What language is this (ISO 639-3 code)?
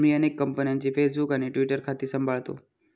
mar